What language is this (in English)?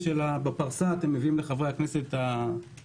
Hebrew